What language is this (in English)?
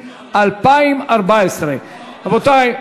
Hebrew